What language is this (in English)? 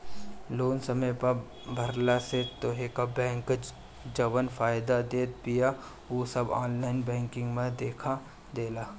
Bhojpuri